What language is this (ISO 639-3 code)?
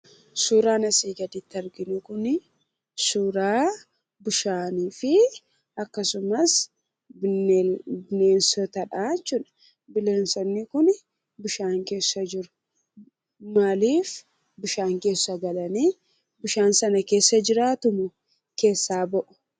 orm